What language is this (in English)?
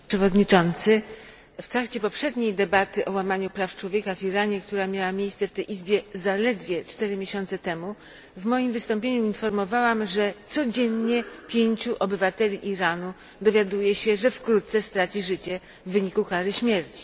Polish